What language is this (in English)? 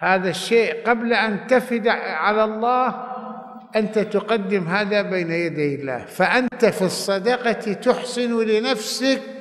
Arabic